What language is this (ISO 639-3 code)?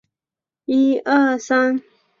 zho